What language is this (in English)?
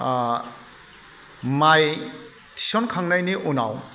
Bodo